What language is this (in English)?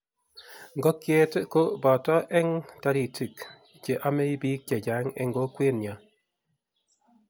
Kalenjin